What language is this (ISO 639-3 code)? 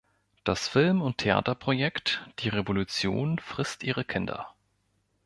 deu